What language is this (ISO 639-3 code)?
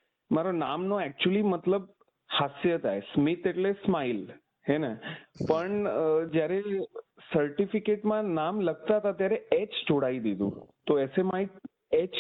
guj